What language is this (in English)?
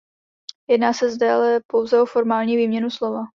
Czech